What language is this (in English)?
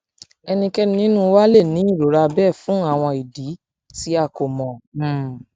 Yoruba